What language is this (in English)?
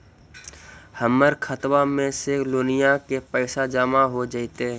Magahi